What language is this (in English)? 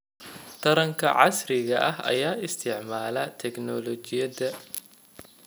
Somali